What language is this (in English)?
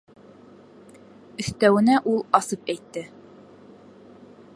Bashkir